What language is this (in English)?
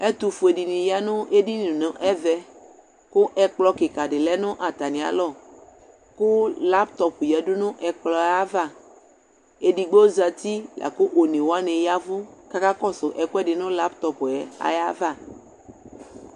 Ikposo